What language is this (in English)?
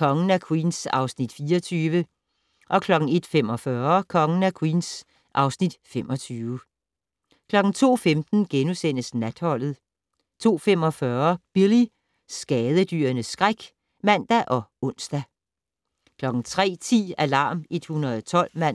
Danish